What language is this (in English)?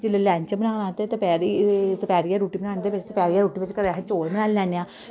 Dogri